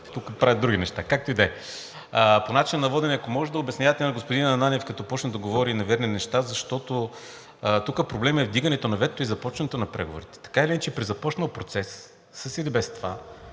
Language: Bulgarian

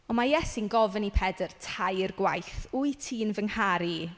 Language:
Welsh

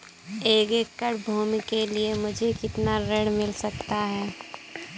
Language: Hindi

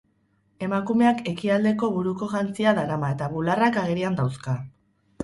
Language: Basque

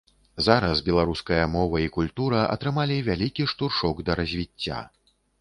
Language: Belarusian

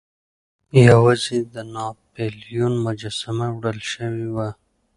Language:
Pashto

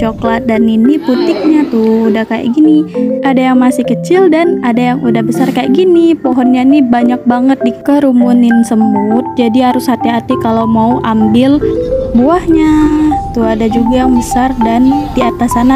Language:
Indonesian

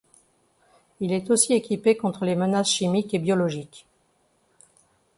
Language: French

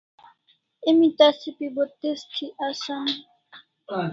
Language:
Kalasha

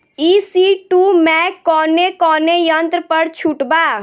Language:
Bhojpuri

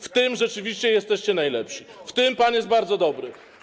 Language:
Polish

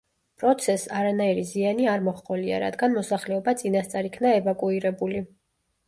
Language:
Georgian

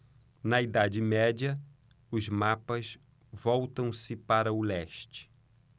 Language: Portuguese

